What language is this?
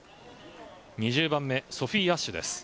Japanese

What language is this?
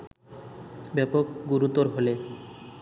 Bangla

